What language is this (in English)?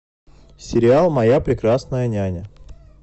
Russian